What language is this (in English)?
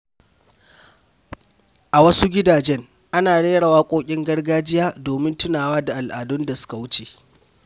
Hausa